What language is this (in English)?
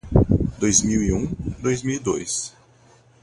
Portuguese